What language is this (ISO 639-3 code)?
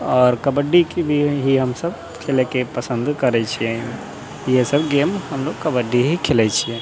mai